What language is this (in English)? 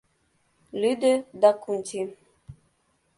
Mari